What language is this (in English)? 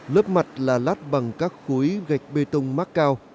Vietnamese